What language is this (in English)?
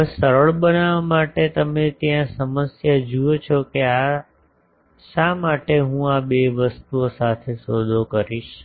Gujarati